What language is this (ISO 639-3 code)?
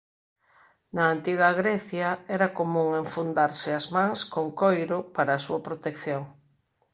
glg